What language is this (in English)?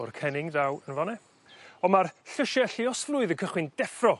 Welsh